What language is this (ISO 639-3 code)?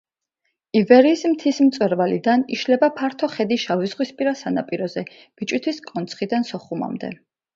kat